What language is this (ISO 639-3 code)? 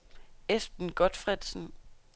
dan